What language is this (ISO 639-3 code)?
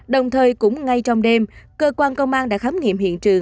vie